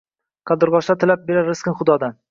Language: Uzbek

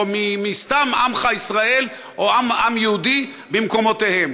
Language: Hebrew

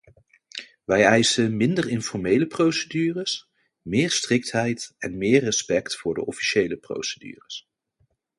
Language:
Dutch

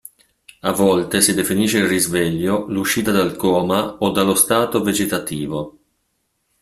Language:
Italian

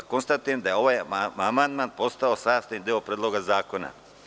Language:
Serbian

